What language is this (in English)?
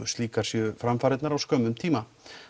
Icelandic